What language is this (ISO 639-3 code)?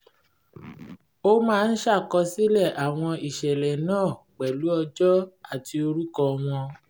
yor